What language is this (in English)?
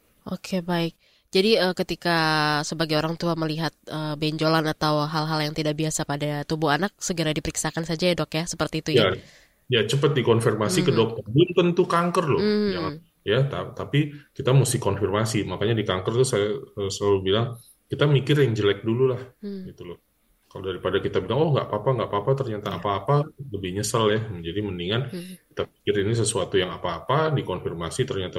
Indonesian